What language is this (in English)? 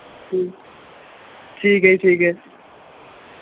Punjabi